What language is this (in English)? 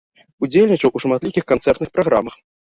Belarusian